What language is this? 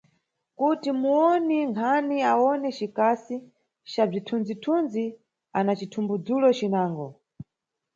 Nyungwe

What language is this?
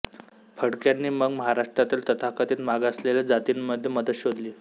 Marathi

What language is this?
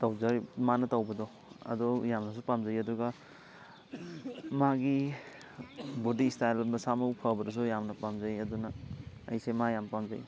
Manipuri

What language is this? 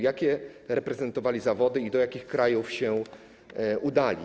Polish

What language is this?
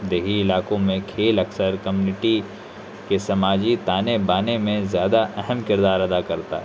Urdu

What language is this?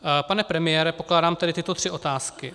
Czech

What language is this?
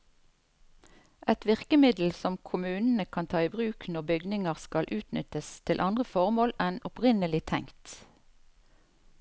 Norwegian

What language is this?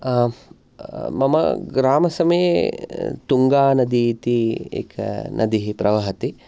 Sanskrit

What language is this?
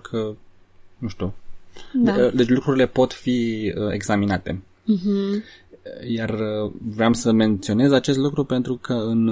Romanian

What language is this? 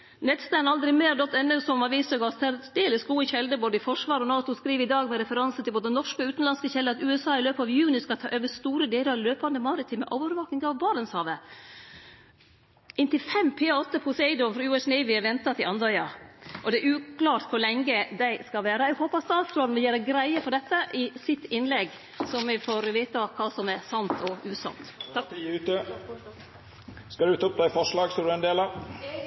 Norwegian Nynorsk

